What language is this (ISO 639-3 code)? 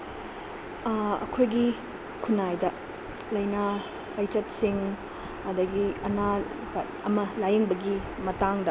mni